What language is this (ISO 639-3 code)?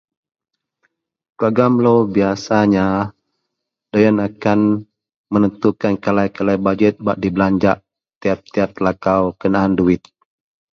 mel